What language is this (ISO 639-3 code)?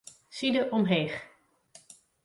fry